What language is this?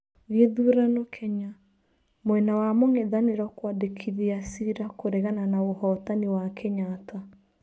Kikuyu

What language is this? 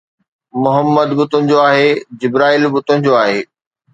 Sindhi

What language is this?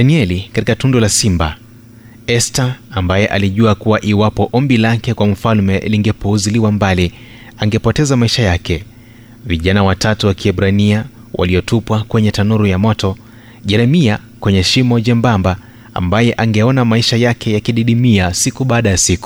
Swahili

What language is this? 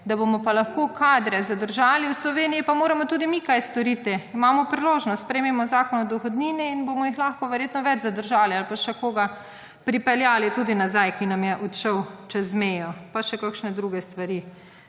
Slovenian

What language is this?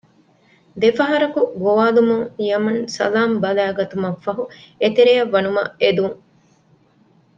Divehi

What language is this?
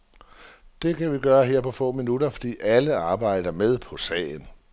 Danish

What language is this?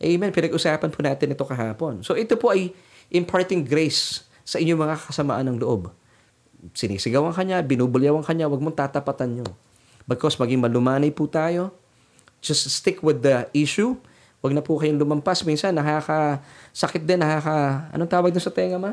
Filipino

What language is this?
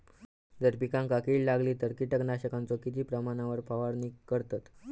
Marathi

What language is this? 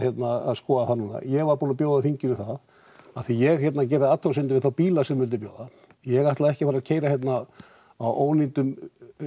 Icelandic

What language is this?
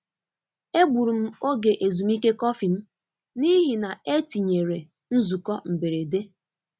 Igbo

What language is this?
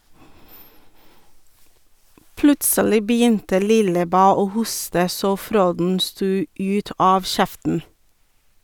Norwegian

